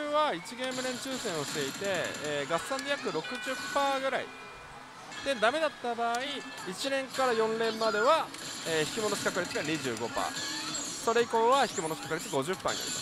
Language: Japanese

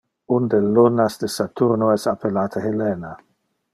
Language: Interlingua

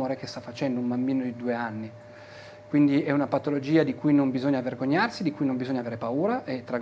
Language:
Italian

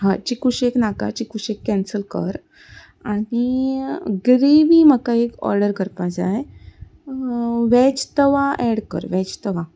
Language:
Konkani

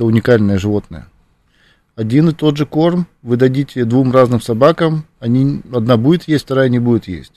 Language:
Russian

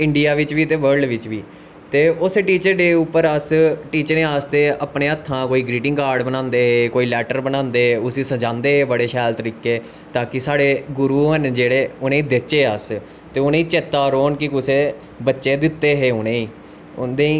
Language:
Dogri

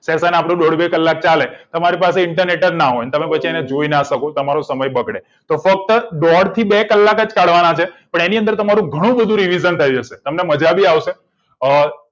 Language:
Gujarati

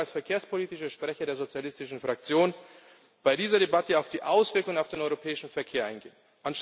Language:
German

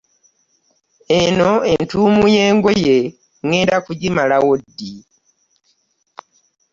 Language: Ganda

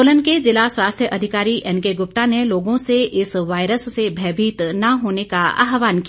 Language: Hindi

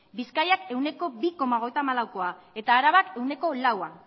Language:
Basque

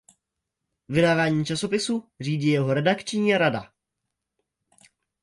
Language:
Czech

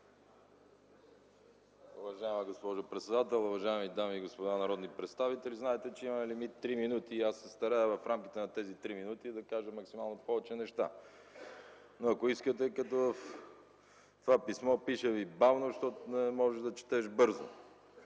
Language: Bulgarian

